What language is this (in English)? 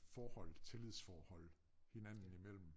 Danish